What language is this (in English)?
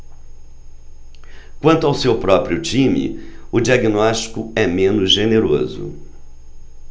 Portuguese